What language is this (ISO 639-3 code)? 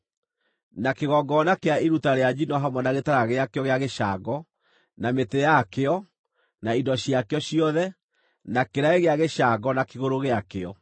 kik